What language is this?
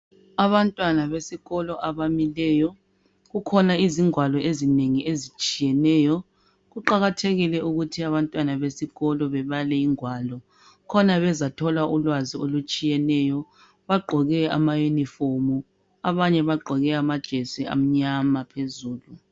North Ndebele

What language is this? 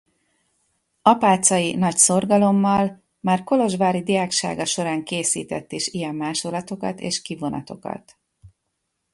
Hungarian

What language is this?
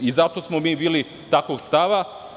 Serbian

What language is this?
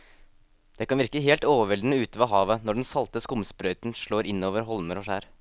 Norwegian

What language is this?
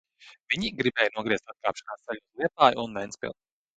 Latvian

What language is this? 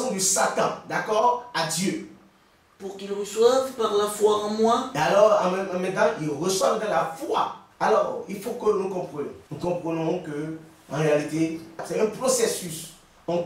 French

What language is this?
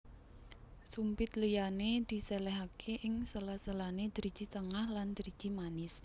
Javanese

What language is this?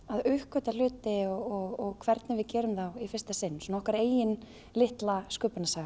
Icelandic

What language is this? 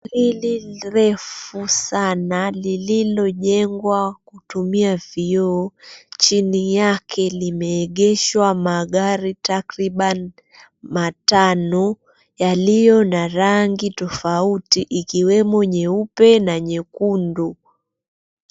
Swahili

